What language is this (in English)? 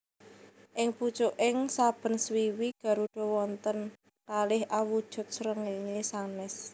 Javanese